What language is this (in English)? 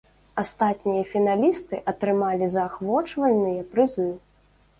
Belarusian